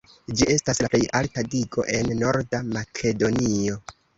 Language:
Esperanto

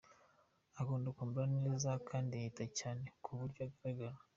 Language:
Kinyarwanda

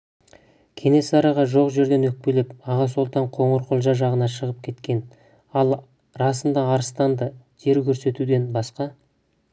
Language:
Kazakh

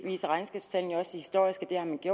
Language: Danish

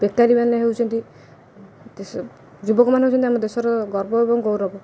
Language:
Odia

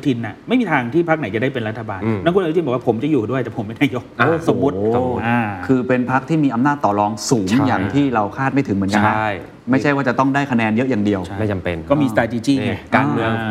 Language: Thai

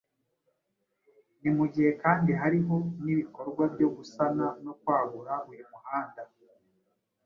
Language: Kinyarwanda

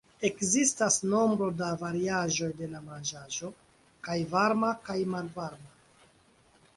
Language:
Esperanto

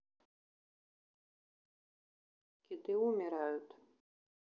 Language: Russian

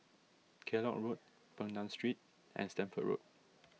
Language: English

